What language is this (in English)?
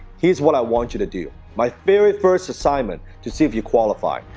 English